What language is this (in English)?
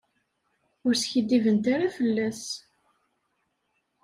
Kabyle